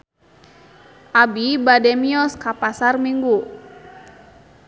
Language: Sundanese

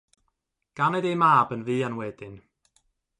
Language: Welsh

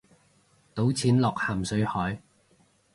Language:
Cantonese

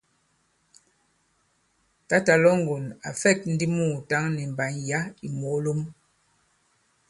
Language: Bankon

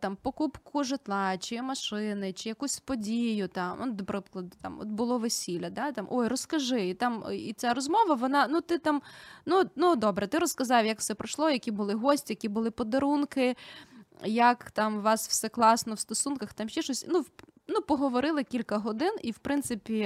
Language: Ukrainian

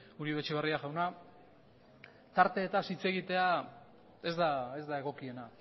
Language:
Basque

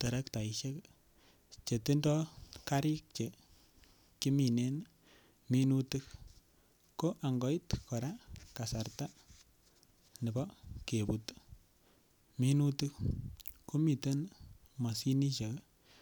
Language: Kalenjin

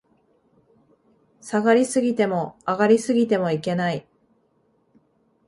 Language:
Japanese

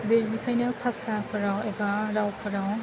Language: Bodo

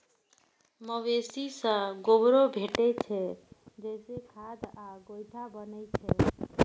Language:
Maithili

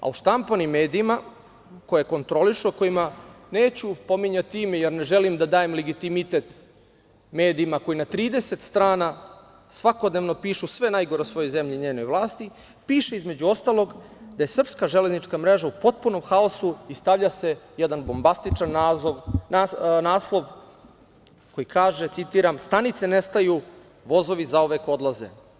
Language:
Serbian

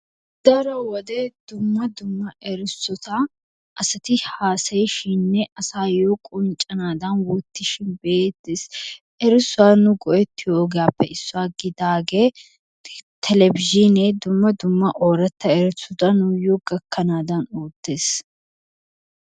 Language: Wolaytta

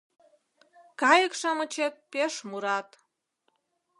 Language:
Mari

